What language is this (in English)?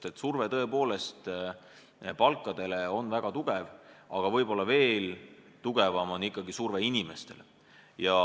Estonian